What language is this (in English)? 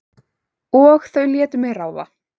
Icelandic